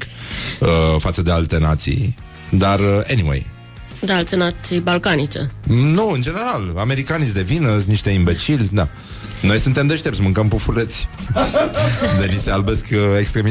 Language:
Romanian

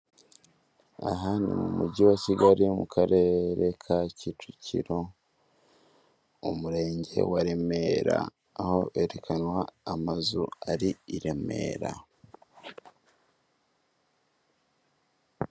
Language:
Kinyarwanda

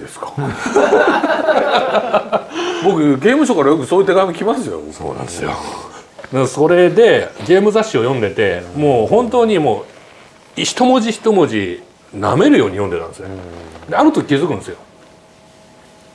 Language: Japanese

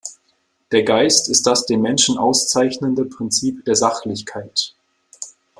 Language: German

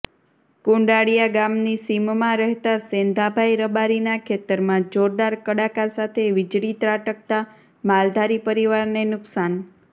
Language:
Gujarati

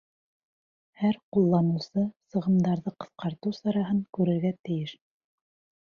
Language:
Bashkir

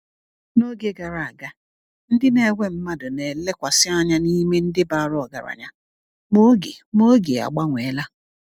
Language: Igbo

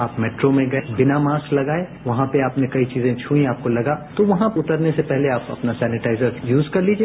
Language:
Hindi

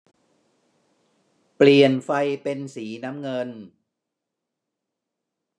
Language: Thai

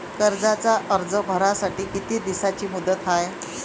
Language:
Marathi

